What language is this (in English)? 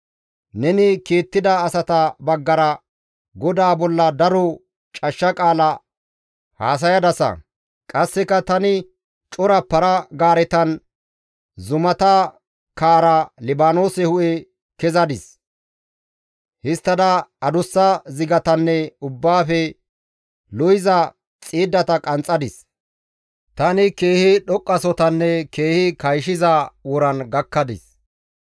Gamo